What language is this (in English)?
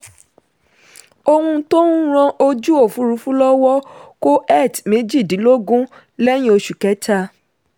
Yoruba